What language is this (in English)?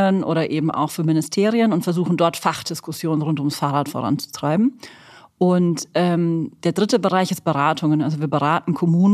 German